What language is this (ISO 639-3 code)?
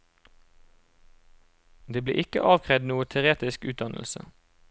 nor